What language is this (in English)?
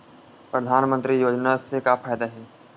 Chhattisgarhi